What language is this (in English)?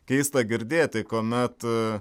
Lithuanian